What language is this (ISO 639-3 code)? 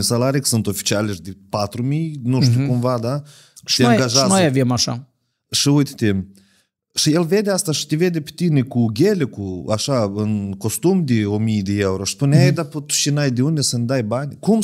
ron